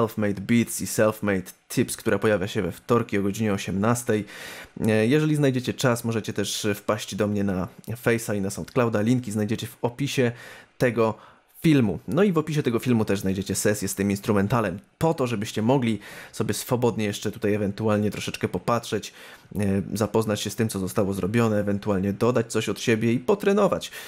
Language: Polish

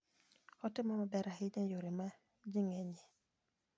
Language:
Luo (Kenya and Tanzania)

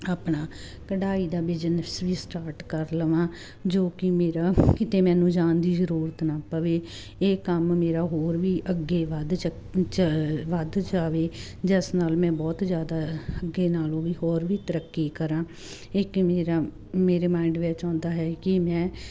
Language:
Punjabi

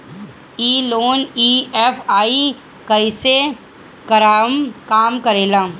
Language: Bhojpuri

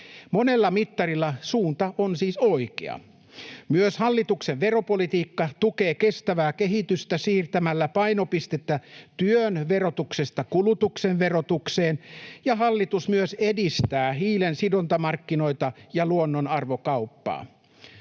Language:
Finnish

